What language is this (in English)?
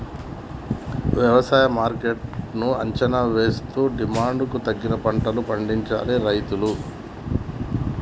Telugu